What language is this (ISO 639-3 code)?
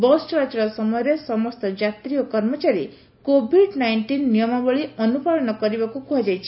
ori